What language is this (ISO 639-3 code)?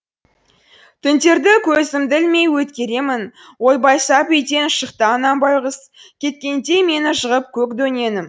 kaz